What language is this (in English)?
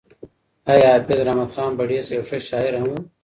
Pashto